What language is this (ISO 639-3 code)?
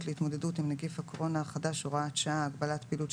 heb